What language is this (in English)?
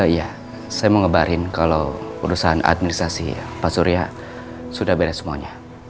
Indonesian